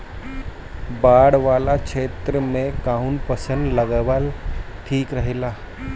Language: Bhojpuri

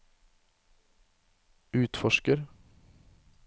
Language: Norwegian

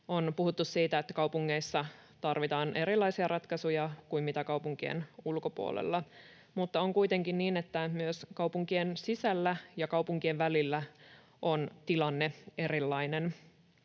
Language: Finnish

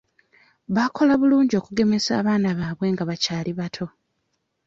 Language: Ganda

